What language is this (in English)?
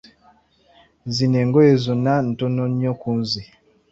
Ganda